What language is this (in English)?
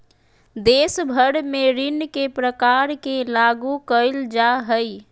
Magahi